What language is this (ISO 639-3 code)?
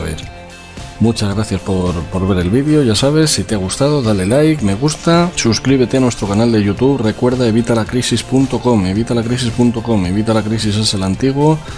spa